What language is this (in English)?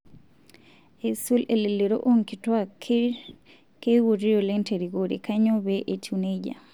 Masai